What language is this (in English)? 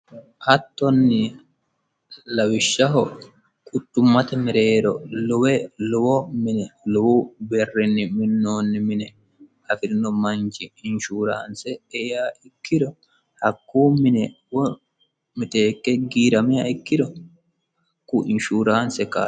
Sidamo